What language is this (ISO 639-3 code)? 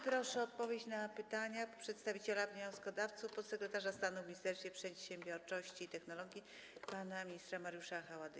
pol